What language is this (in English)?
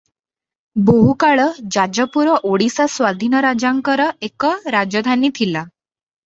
Odia